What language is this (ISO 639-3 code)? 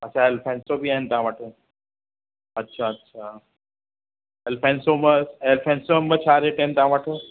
snd